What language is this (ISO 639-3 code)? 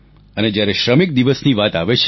guj